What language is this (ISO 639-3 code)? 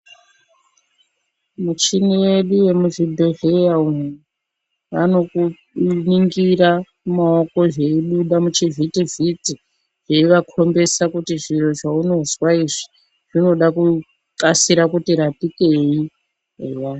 ndc